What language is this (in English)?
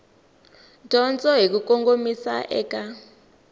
Tsonga